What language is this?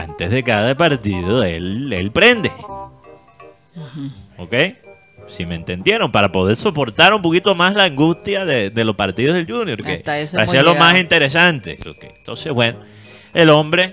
Spanish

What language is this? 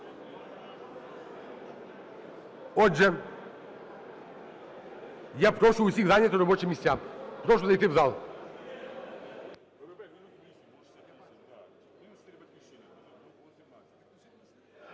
Ukrainian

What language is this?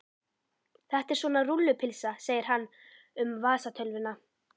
Icelandic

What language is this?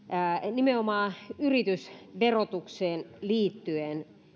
Finnish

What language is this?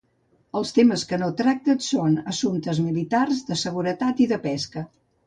Catalan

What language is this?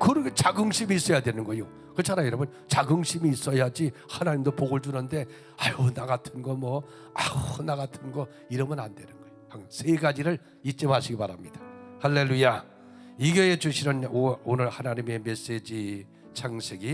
Korean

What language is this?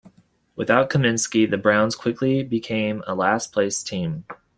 English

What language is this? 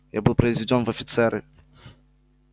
Russian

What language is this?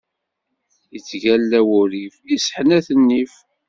Kabyle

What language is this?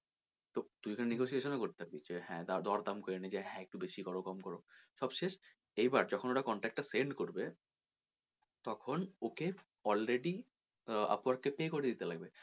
Bangla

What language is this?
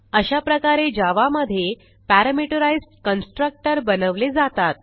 Marathi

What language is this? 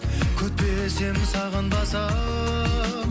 Kazakh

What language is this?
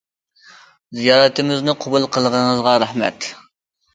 Uyghur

